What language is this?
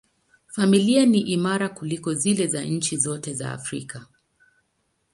Swahili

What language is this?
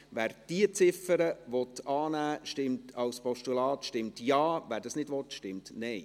Swiss German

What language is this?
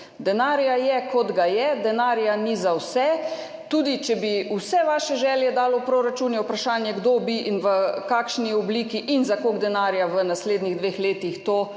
Slovenian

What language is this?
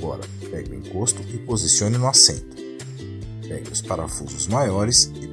Portuguese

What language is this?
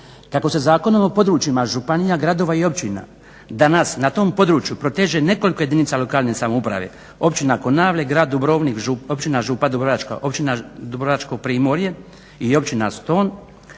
Croatian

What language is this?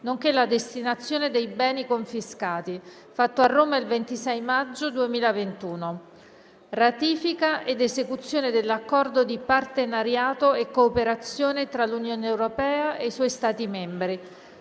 Italian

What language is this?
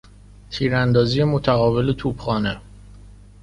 Persian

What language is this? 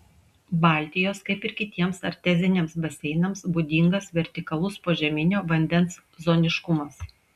Lithuanian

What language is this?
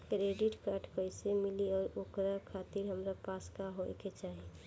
Bhojpuri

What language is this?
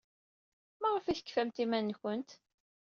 Kabyle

